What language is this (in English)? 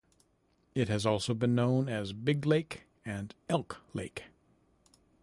English